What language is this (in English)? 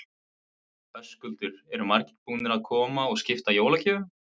Icelandic